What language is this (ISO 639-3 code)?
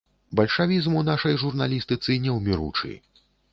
bel